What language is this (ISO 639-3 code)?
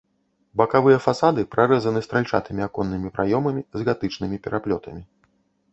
bel